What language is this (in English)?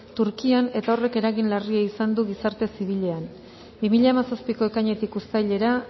Basque